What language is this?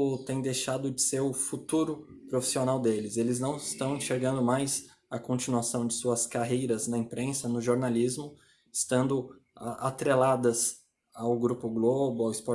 Portuguese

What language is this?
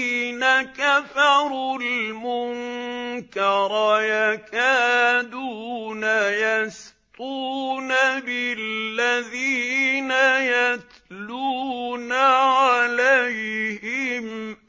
Arabic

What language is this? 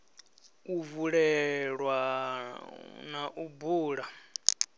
Venda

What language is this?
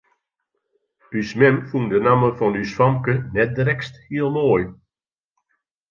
Western Frisian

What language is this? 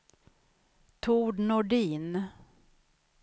Swedish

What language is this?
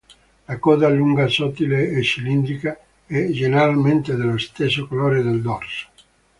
Italian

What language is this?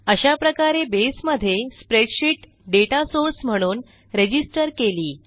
Marathi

